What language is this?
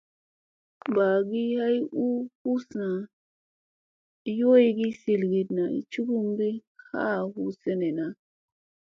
Musey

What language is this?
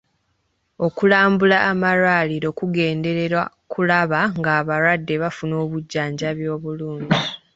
Ganda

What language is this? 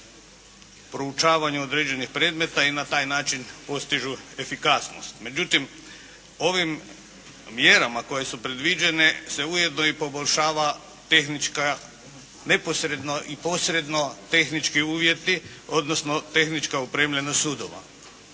Croatian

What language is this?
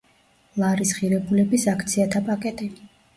Georgian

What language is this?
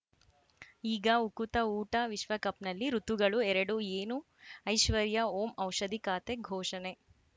Kannada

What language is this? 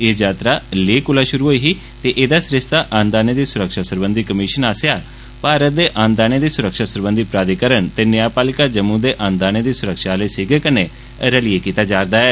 Dogri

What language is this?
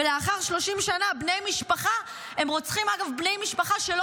Hebrew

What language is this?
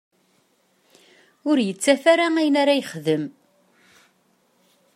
Kabyle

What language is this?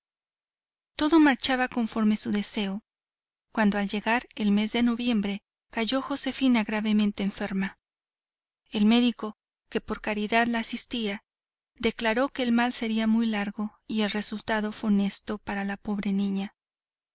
Spanish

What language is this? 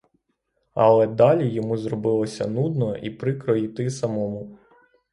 Ukrainian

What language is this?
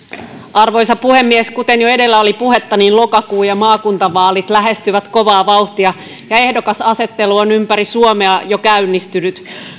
Finnish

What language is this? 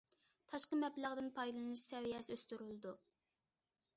Uyghur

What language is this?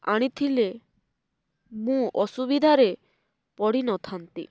Odia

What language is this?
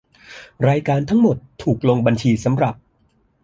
Thai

